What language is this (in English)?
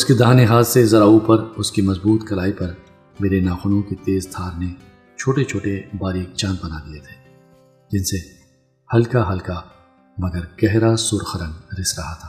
Urdu